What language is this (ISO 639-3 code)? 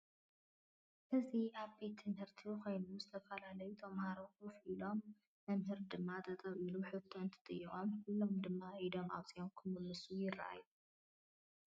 tir